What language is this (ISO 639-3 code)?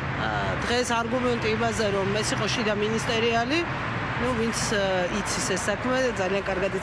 ita